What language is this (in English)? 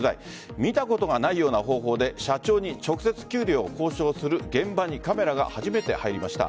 Japanese